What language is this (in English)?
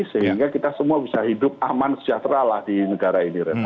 Indonesian